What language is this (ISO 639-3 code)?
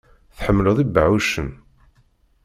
kab